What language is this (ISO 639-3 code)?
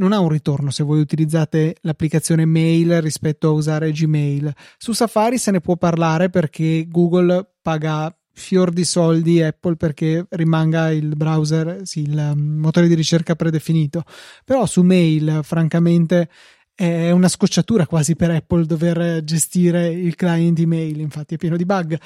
ita